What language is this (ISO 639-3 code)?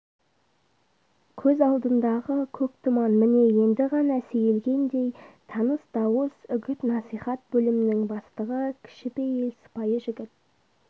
kaz